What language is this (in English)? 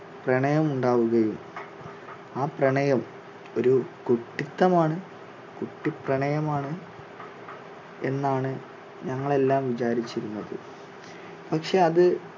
Malayalam